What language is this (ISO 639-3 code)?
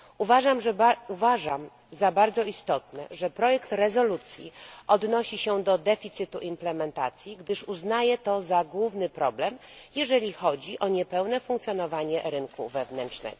pol